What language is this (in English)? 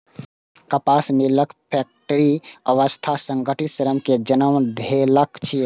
Maithili